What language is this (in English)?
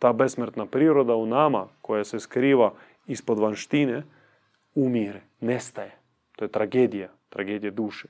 Croatian